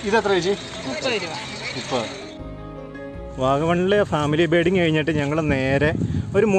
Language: Italian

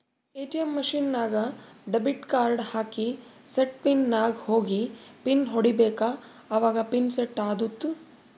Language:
Kannada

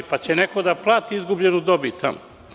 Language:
Serbian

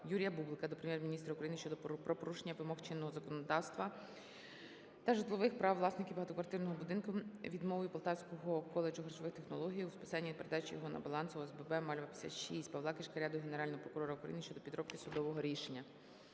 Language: Ukrainian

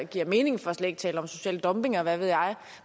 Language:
Danish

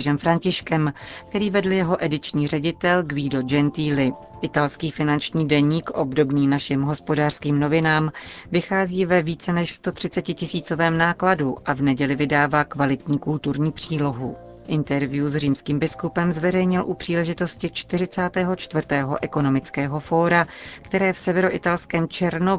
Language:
Czech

